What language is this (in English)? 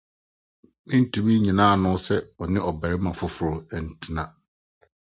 Akan